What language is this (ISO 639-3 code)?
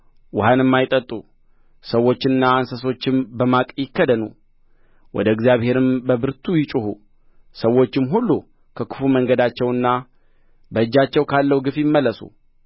amh